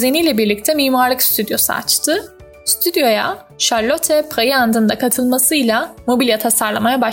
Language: Turkish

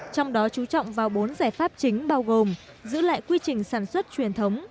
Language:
Vietnamese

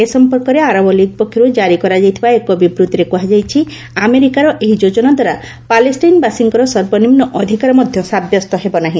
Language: Odia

